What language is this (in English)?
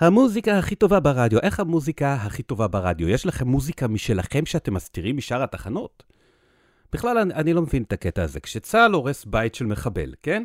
Hebrew